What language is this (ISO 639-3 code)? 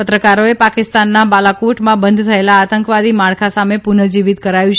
guj